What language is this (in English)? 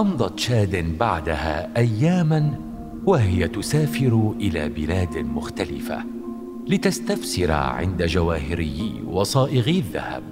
Arabic